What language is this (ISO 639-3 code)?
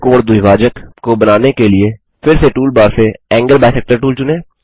hin